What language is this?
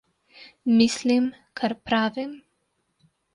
Slovenian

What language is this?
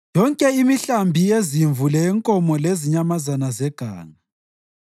North Ndebele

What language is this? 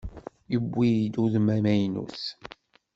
Kabyle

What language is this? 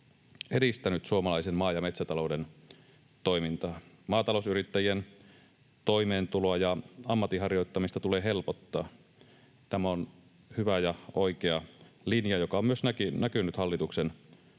Finnish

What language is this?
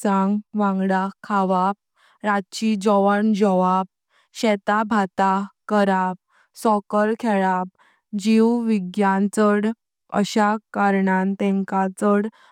Konkani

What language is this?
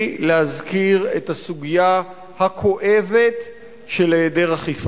Hebrew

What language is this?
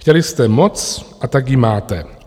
Czech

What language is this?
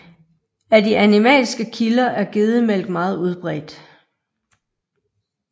Danish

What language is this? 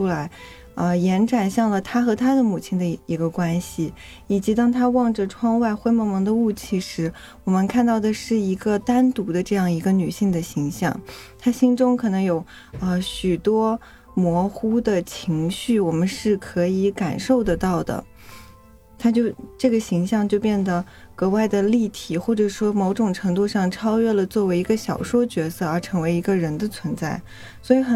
Chinese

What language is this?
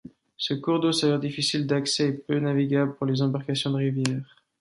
French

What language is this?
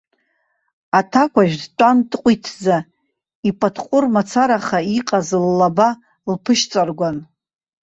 Abkhazian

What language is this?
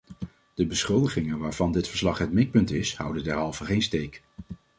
Dutch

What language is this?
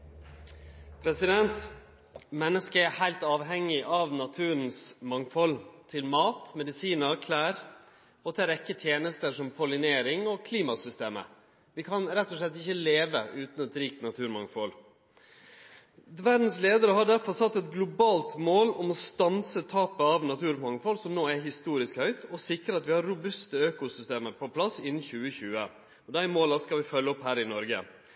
Norwegian Nynorsk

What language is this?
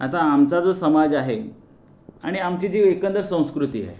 Marathi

